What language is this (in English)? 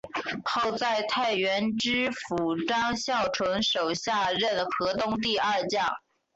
Chinese